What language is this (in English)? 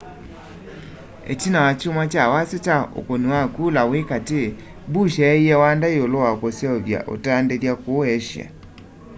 Kamba